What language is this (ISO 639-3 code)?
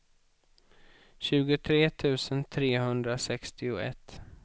swe